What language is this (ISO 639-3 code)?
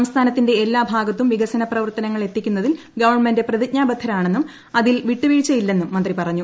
mal